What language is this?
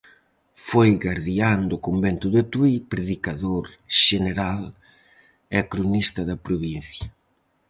Galician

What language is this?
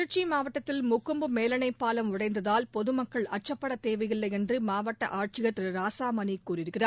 Tamil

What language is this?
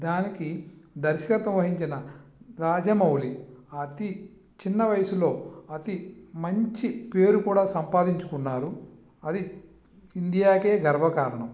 Telugu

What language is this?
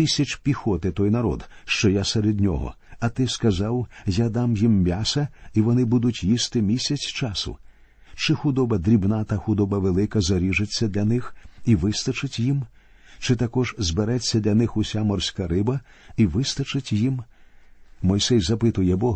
Ukrainian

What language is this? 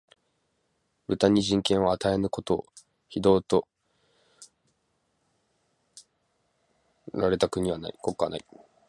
Japanese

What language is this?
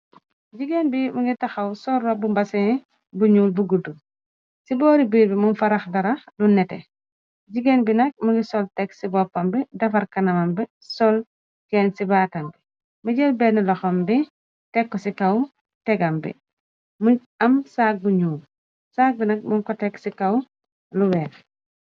Wolof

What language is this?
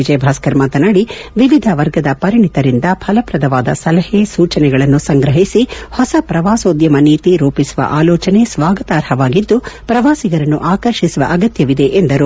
Kannada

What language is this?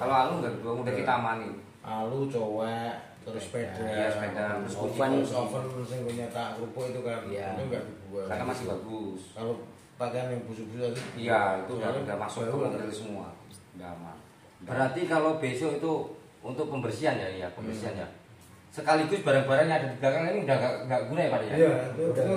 Indonesian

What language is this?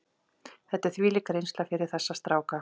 Icelandic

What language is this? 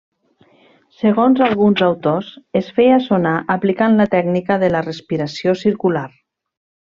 Catalan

